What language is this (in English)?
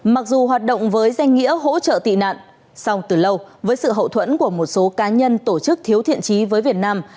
Vietnamese